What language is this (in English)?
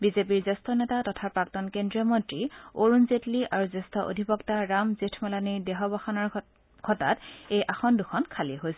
Assamese